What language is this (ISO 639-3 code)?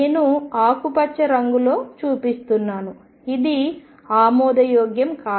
tel